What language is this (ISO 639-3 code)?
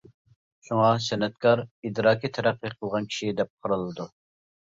uig